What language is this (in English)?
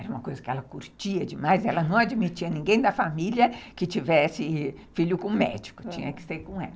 Portuguese